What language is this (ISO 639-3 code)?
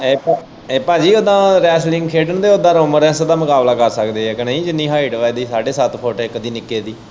pan